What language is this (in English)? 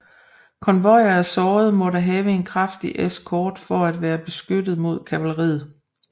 Danish